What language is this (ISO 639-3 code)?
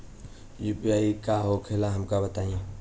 bho